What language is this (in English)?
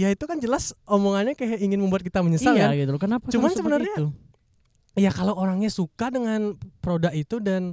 Indonesian